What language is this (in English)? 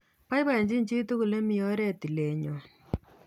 Kalenjin